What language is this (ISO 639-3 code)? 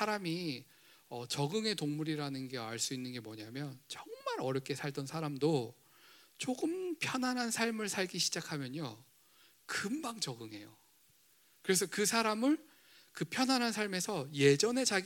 kor